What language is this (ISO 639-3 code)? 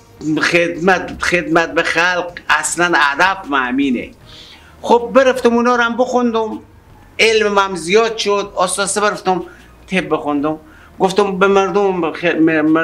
fas